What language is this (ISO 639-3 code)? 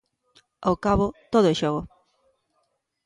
glg